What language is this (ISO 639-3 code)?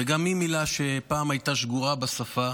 heb